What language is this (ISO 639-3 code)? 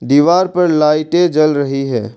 hin